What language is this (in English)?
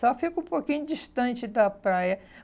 Portuguese